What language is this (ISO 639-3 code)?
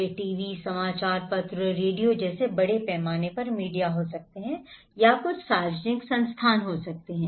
hin